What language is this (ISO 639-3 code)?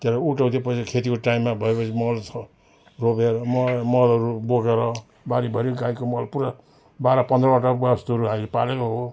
nep